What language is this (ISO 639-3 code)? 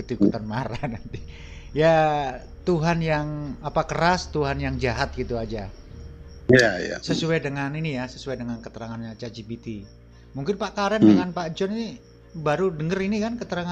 ind